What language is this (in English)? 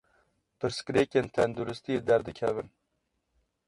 Kurdish